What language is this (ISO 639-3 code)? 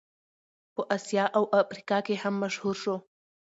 pus